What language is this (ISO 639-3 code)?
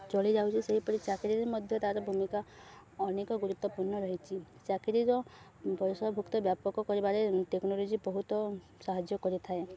ori